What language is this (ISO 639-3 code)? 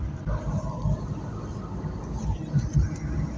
kan